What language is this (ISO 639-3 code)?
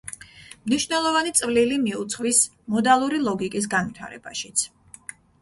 kat